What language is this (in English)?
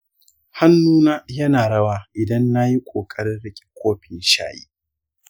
Hausa